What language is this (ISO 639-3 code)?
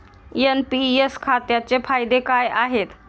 mar